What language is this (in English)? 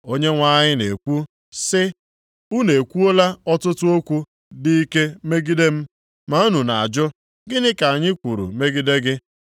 Igbo